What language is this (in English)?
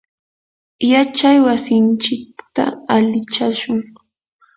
Yanahuanca Pasco Quechua